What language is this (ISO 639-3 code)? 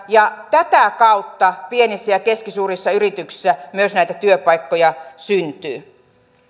fin